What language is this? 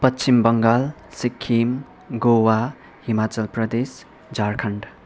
Nepali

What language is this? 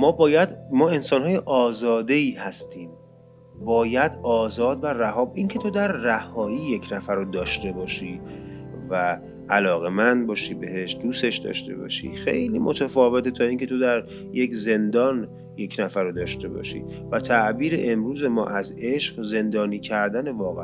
Persian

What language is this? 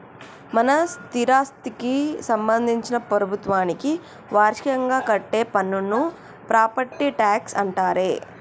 Telugu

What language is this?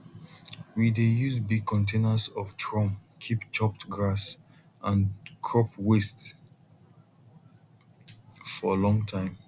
Nigerian Pidgin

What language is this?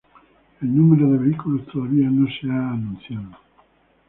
Spanish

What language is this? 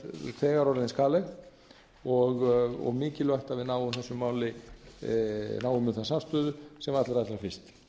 Icelandic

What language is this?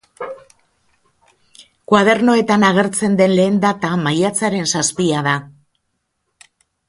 Basque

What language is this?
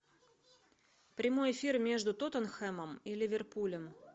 Russian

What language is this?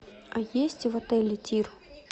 Russian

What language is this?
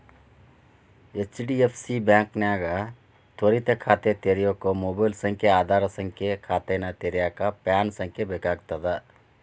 Kannada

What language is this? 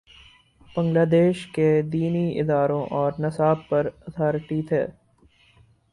Urdu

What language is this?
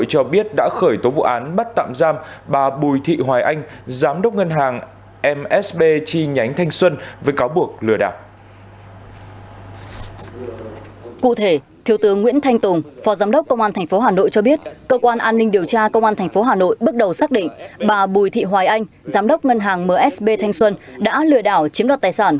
Vietnamese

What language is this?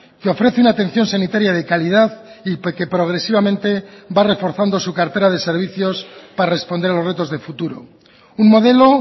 Spanish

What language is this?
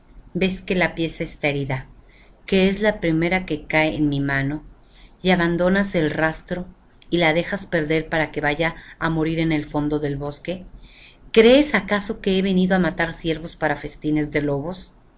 Spanish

